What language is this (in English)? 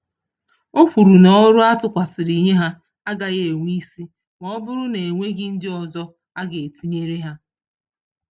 Igbo